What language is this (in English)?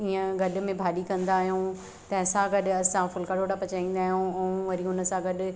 Sindhi